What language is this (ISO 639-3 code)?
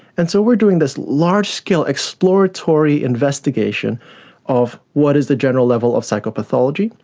eng